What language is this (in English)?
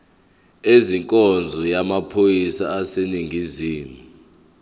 Zulu